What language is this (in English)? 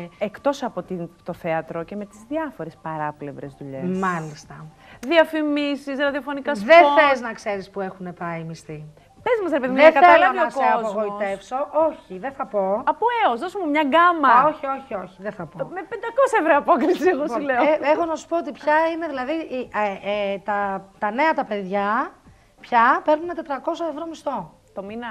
Greek